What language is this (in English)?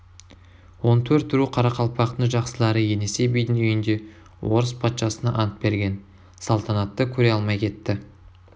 Kazakh